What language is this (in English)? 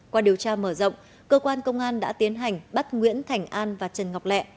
Vietnamese